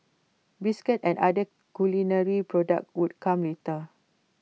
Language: English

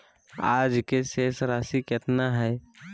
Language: Magahi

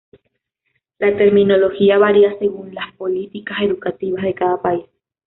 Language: Spanish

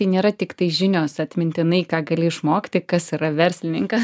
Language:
Lithuanian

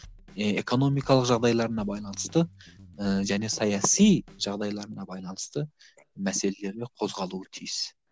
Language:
Kazakh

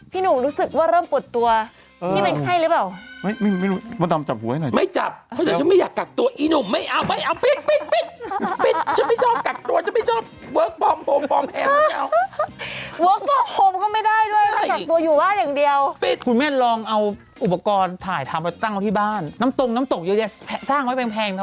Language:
Thai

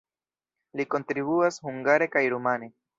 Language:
Esperanto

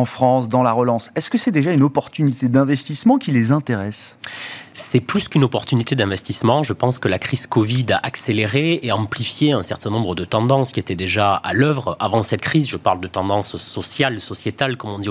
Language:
French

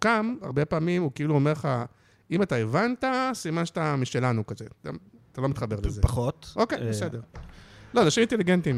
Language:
Hebrew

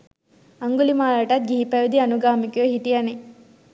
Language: Sinhala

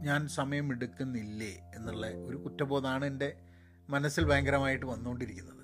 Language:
Malayalam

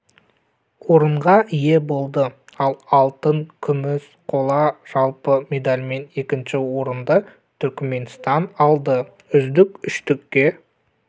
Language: Kazakh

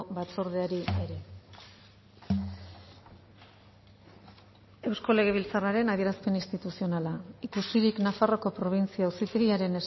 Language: Basque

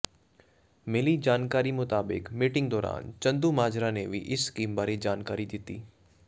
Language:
Punjabi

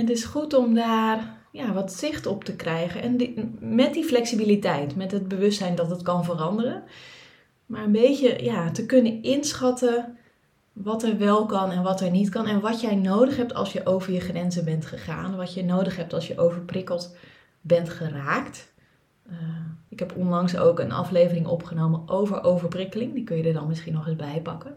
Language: Dutch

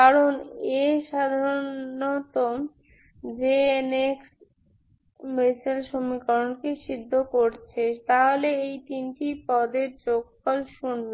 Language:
Bangla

